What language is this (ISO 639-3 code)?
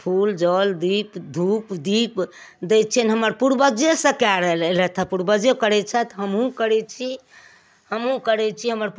mai